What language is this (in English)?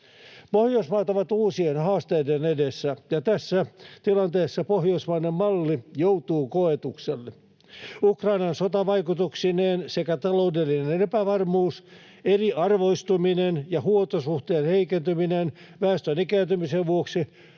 Finnish